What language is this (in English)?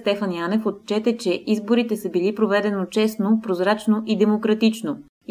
Bulgarian